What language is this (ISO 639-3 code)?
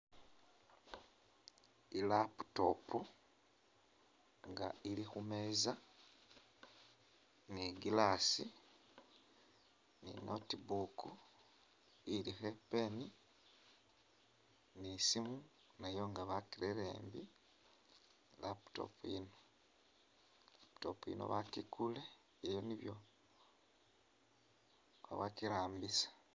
myx